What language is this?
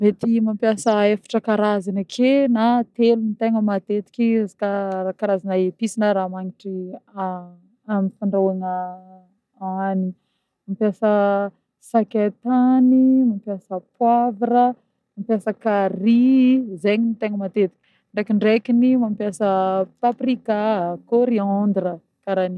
Northern Betsimisaraka Malagasy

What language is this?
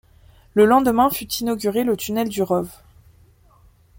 French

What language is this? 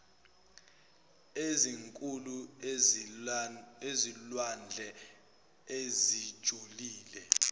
Zulu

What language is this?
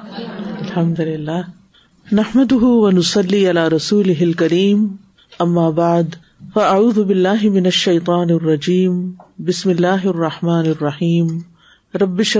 Urdu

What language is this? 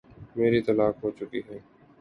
Urdu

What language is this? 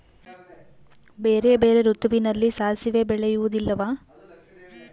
Kannada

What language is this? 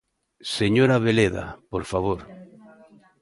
Galician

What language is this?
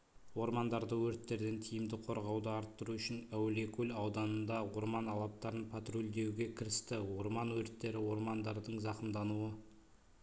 Kazakh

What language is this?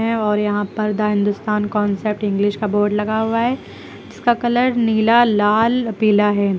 Hindi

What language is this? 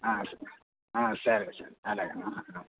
Telugu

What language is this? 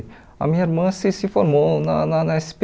Portuguese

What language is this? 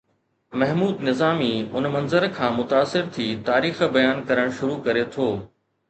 Sindhi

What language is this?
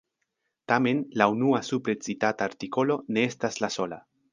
Esperanto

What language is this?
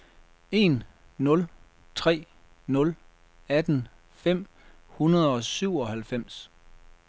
Danish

